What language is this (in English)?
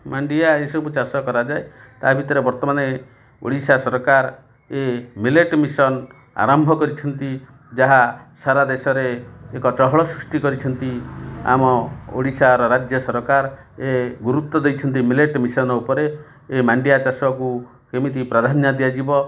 Odia